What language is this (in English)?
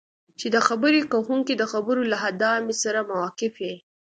Pashto